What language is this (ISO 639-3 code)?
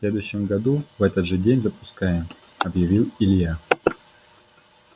rus